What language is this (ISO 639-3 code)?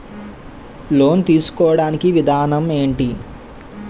tel